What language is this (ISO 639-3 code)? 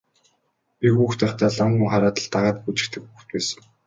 mon